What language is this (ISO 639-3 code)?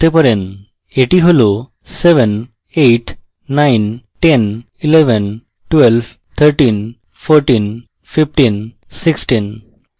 ben